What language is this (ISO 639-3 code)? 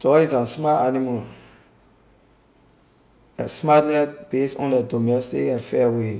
lir